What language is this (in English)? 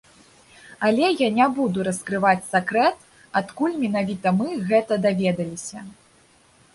Belarusian